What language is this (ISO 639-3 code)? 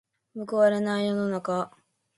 jpn